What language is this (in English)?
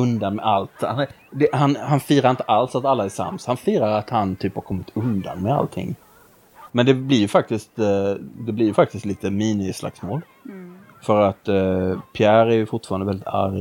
Swedish